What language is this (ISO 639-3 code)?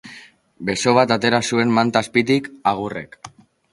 eus